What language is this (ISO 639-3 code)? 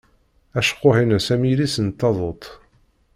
kab